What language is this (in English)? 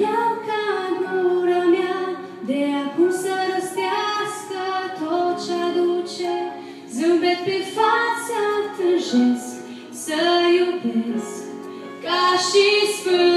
Latvian